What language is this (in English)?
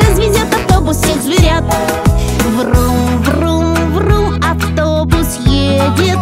Russian